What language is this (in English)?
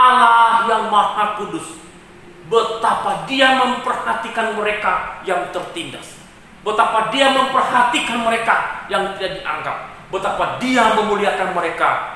Indonesian